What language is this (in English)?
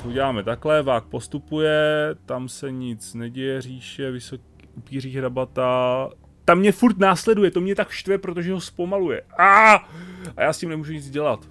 Czech